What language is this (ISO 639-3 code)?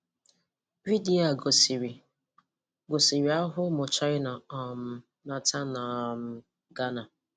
ibo